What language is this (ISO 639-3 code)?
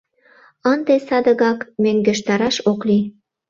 chm